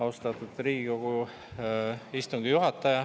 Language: Estonian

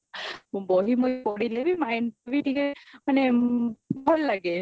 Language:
Odia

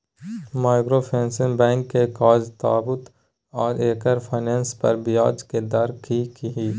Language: Maithili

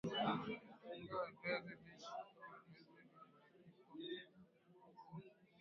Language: Swahili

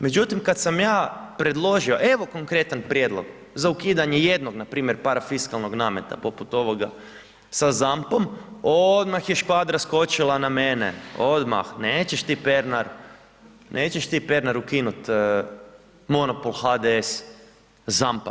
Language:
Croatian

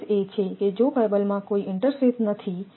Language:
Gujarati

